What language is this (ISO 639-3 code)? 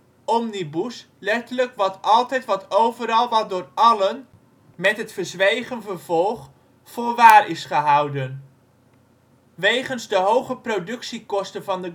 nld